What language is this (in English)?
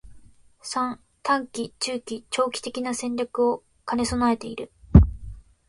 Japanese